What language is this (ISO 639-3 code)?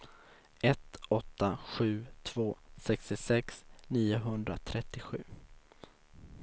swe